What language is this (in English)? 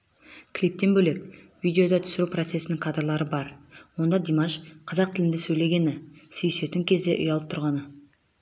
Kazakh